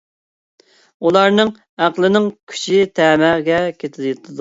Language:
Uyghur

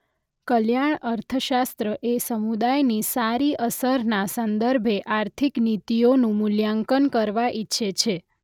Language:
Gujarati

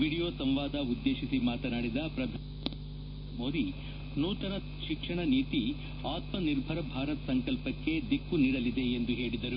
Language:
Kannada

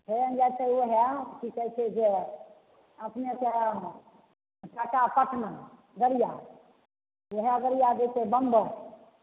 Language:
Maithili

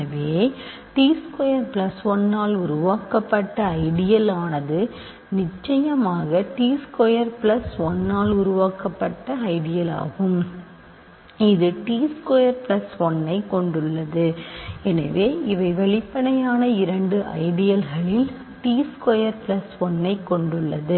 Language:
Tamil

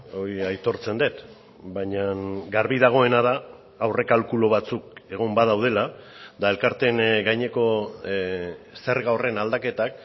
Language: Basque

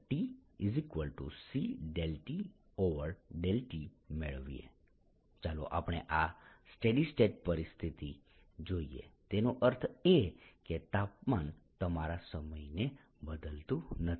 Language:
Gujarati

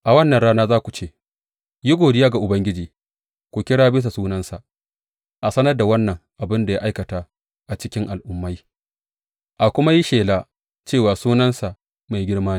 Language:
Hausa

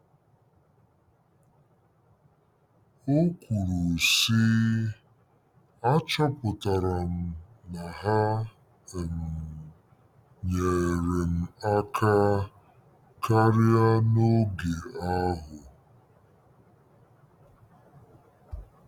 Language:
Igbo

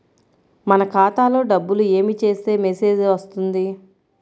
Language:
Telugu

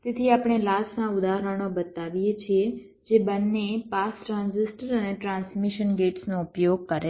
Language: Gujarati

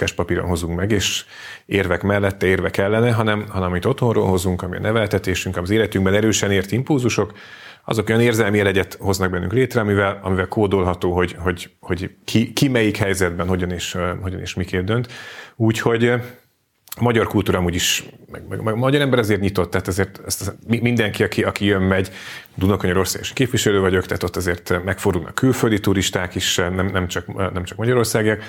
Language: Hungarian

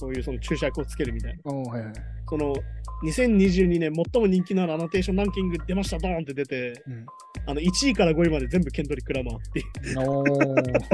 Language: Japanese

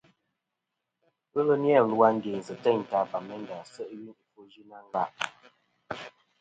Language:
Kom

